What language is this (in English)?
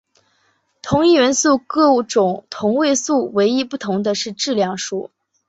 Chinese